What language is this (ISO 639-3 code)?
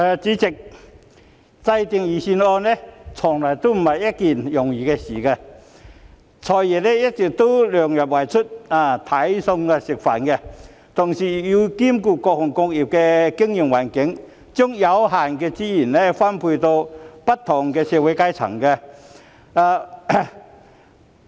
yue